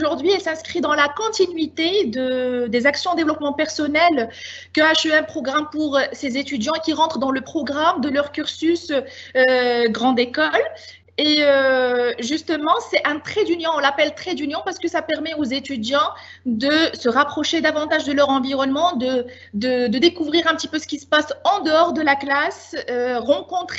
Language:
French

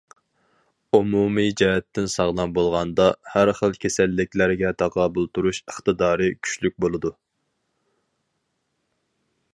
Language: Uyghur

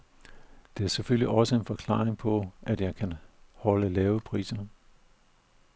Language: Danish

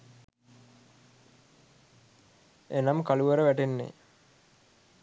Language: Sinhala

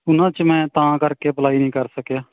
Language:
Punjabi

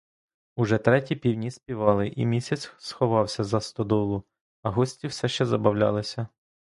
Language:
Ukrainian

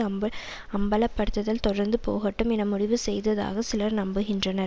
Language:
Tamil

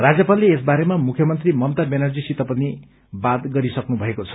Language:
Nepali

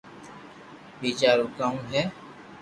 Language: Loarki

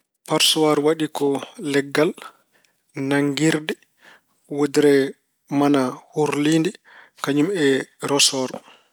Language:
Fula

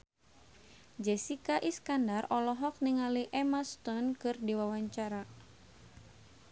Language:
Sundanese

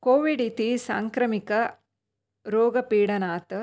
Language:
Sanskrit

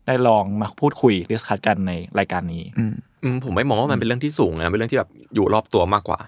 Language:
Thai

